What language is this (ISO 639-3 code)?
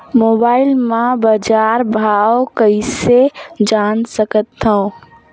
hne